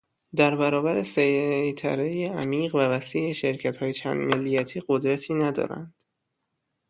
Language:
Persian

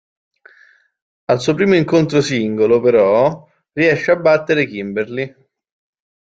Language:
Italian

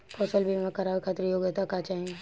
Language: Bhojpuri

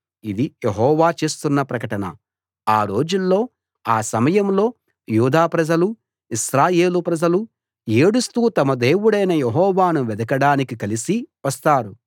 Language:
Telugu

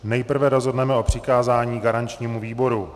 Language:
Czech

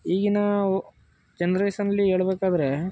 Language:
Kannada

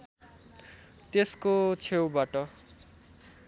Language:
Nepali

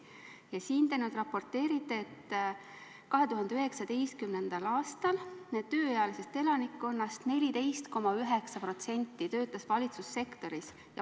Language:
Estonian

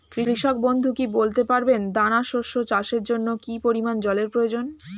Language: Bangla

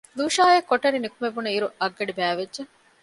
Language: Divehi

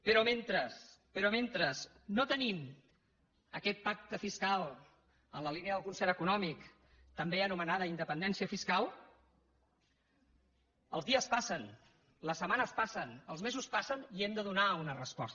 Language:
Catalan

